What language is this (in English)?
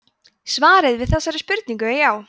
Icelandic